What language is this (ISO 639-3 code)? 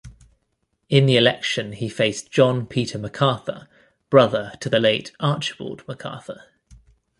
eng